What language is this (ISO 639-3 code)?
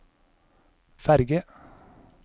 nor